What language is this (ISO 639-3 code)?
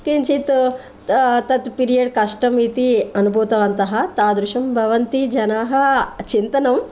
san